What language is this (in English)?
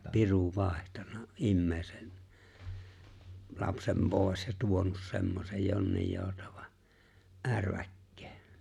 Finnish